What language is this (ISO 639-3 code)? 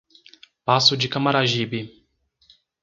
por